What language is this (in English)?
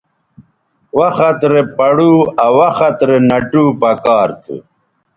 Bateri